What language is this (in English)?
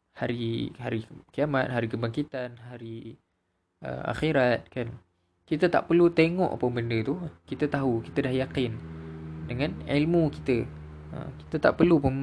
Malay